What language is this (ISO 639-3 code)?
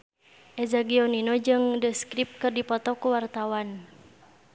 sun